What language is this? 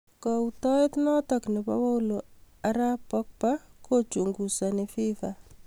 Kalenjin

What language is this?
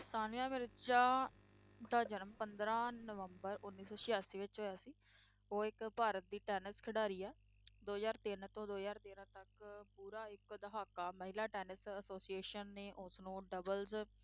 Punjabi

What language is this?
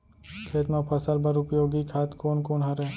Chhattisgarhi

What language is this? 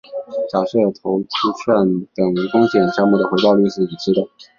Chinese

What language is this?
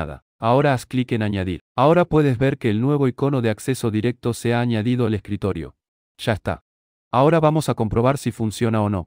Spanish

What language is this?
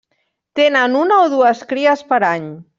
Catalan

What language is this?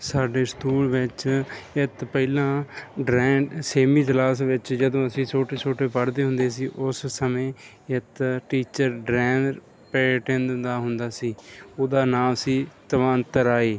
Punjabi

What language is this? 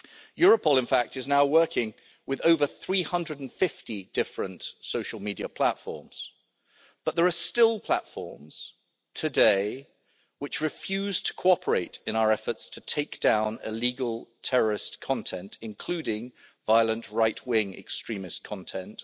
English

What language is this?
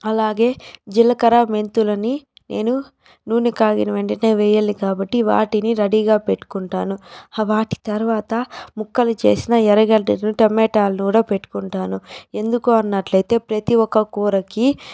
Telugu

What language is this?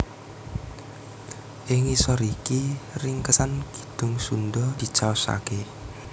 Javanese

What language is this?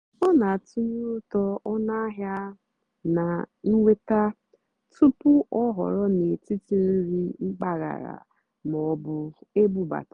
Igbo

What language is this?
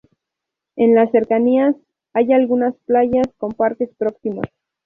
Spanish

